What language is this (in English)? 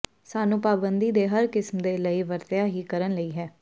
Punjabi